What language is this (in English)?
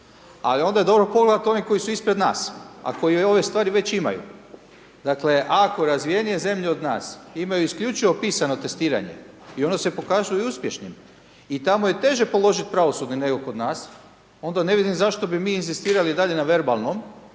Croatian